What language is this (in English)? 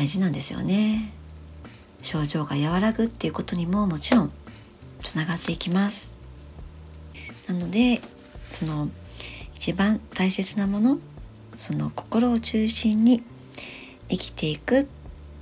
Japanese